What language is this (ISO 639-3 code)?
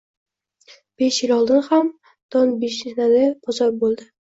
uzb